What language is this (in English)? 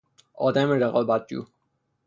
Persian